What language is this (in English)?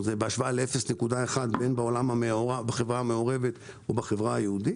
Hebrew